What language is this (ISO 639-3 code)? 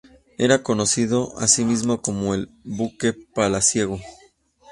spa